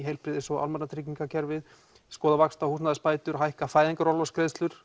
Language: Icelandic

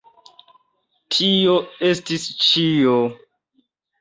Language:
Esperanto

